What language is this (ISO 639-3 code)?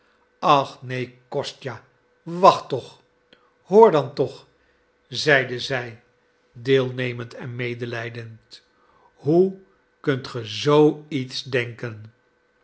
nld